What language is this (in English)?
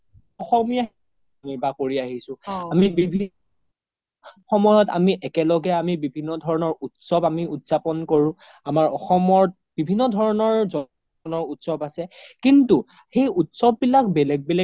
Assamese